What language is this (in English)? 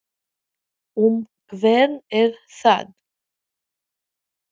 Icelandic